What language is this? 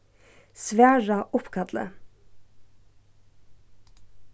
Faroese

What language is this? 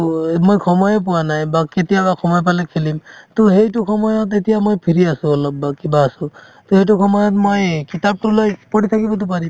Assamese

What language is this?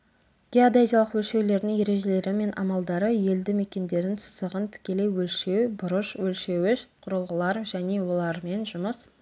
Kazakh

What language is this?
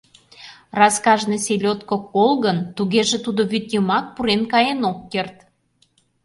Mari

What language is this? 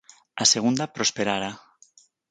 Galician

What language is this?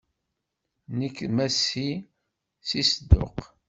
Kabyle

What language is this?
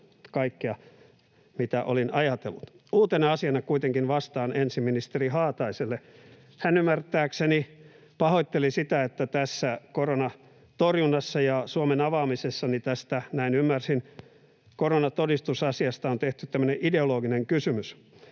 Finnish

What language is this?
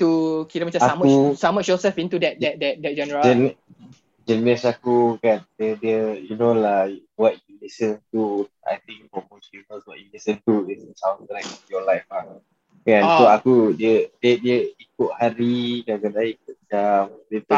Malay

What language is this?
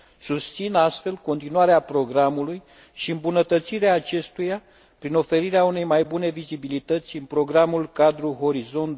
Romanian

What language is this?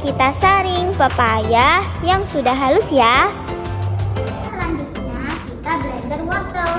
Indonesian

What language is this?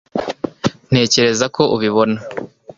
Kinyarwanda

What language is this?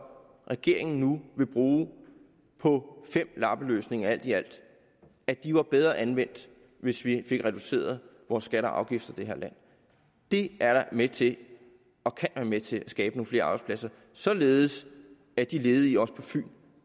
Danish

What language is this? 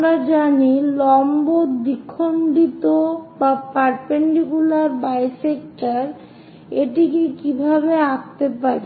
Bangla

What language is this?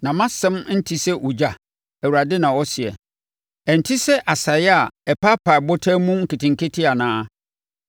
Akan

